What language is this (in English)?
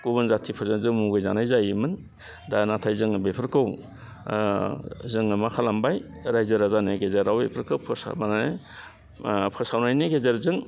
Bodo